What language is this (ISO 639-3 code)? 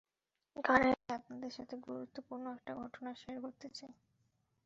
ben